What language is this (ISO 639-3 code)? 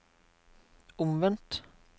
nor